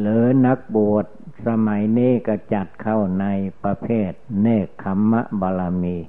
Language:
Thai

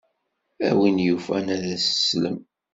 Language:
Kabyle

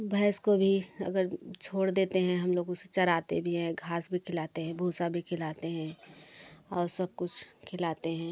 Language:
Hindi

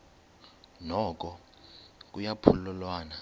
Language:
Xhosa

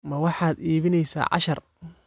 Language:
Somali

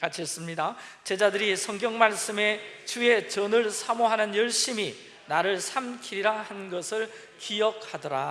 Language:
Korean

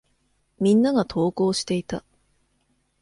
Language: Japanese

